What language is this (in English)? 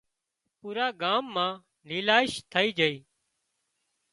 Wadiyara Koli